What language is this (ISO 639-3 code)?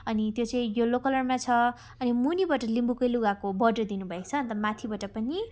nep